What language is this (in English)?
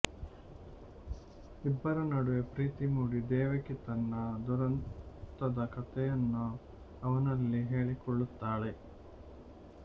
Kannada